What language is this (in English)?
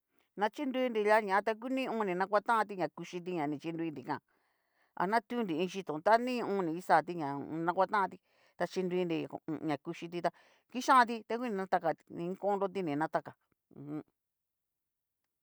Cacaloxtepec Mixtec